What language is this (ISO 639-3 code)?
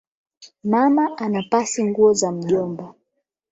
swa